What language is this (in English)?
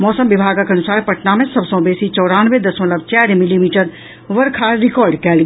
Maithili